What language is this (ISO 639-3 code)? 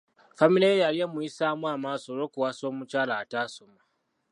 lug